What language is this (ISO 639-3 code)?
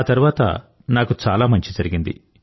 tel